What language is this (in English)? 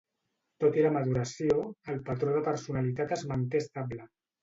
Catalan